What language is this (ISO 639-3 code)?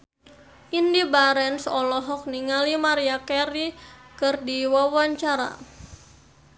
sun